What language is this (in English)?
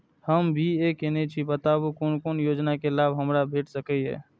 Maithili